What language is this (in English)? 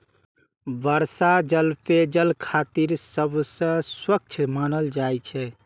Maithili